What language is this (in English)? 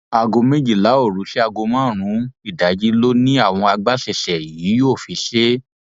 Yoruba